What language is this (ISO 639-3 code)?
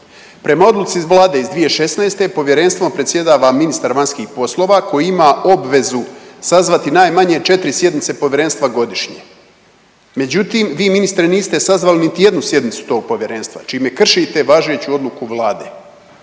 hrv